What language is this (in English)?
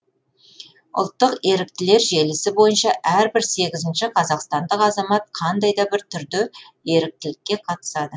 Kazakh